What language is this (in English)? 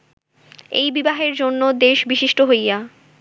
Bangla